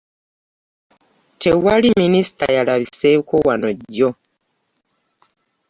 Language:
Ganda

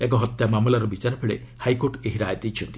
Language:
Odia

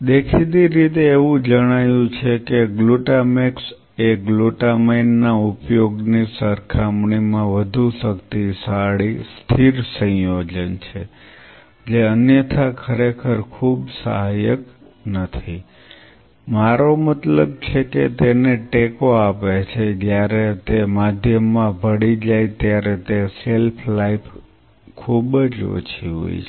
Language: Gujarati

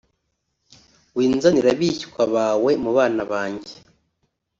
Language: Kinyarwanda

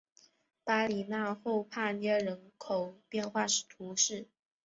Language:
Chinese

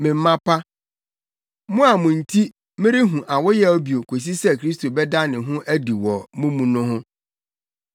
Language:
Akan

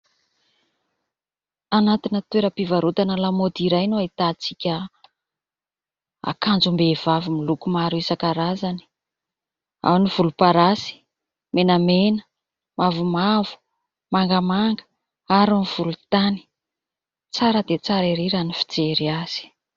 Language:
Malagasy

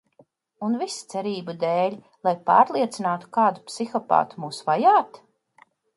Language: Latvian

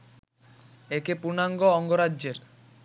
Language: Bangla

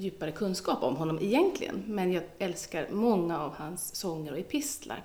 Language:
Swedish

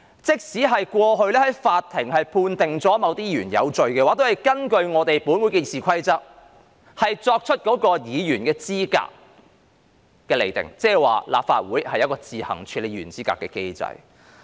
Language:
Cantonese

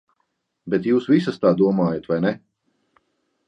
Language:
Latvian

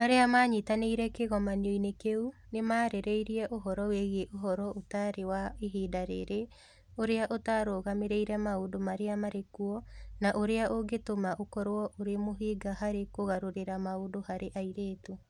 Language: Kikuyu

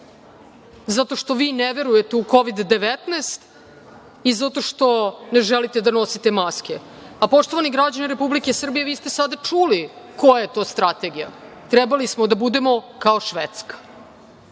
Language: Serbian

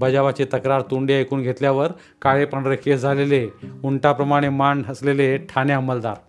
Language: Marathi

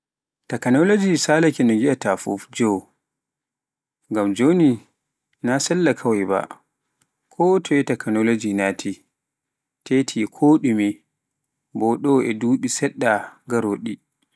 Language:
Pular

